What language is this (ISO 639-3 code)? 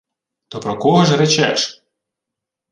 ukr